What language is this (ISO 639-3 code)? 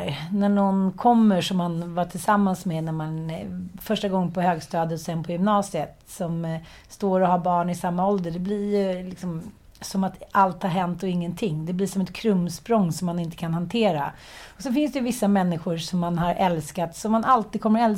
swe